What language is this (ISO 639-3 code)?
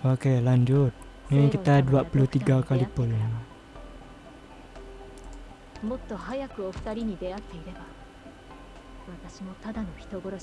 ind